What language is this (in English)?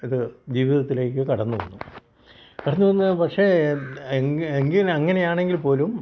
Malayalam